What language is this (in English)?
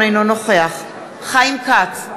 Hebrew